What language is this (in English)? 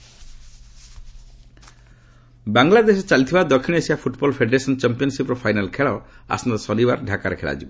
Odia